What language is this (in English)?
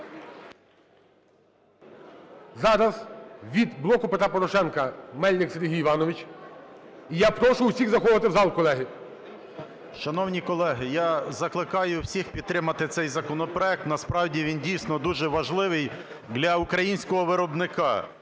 Ukrainian